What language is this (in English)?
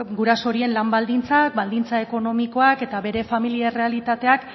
Basque